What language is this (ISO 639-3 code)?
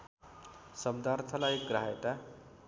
nep